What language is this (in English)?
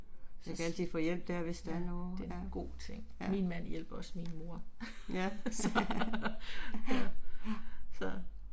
Danish